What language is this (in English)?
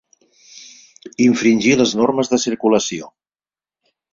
Catalan